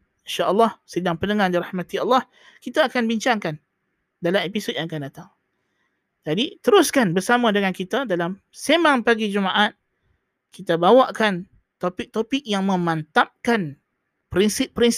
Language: Malay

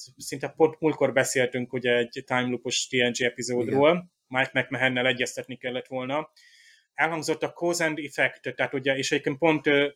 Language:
Hungarian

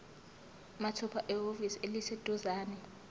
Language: Zulu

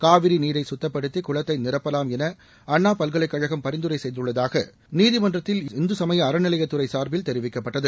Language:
Tamil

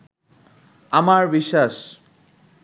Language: Bangla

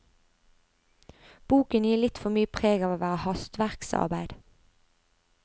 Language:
Norwegian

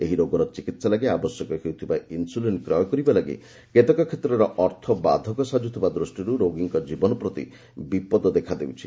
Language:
Odia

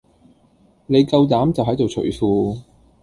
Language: Cantonese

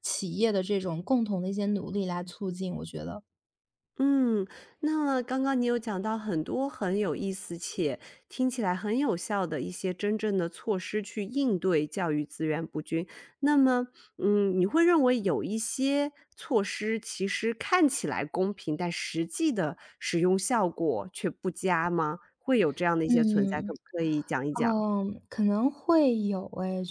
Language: Chinese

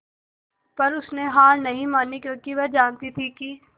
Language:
Hindi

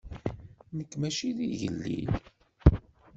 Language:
Kabyle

